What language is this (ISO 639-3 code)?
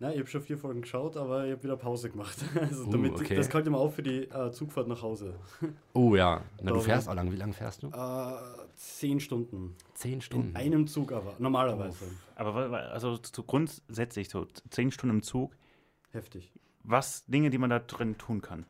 deu